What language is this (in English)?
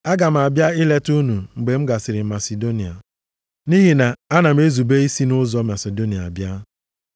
Igbo